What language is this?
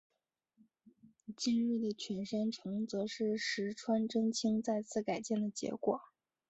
Chinese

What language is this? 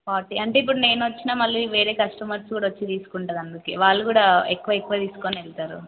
Telugu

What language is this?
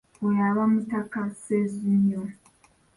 Ganda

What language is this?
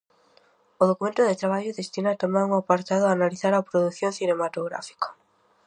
Galician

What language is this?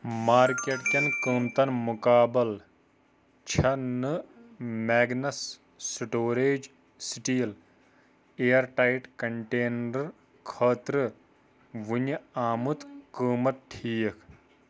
Kashmiri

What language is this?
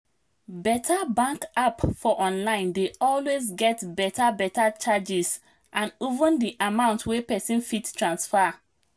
Nigerian Pidgin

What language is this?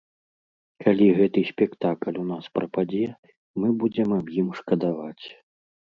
Belarusian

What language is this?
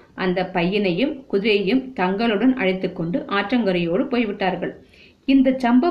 Tamil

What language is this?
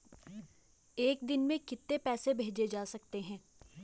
Hindi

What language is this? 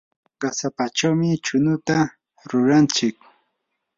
Yanahuanca Pasco Quechua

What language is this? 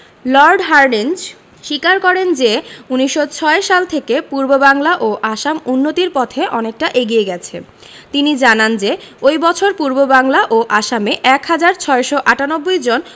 Bangla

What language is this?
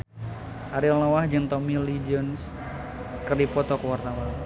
Sundanese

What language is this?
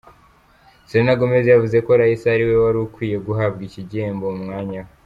Kinyarwanda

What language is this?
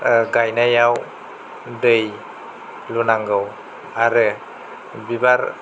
Bodo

